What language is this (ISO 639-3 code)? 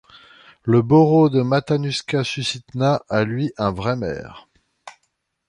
fra